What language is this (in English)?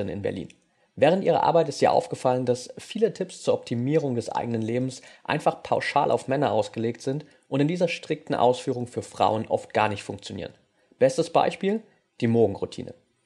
German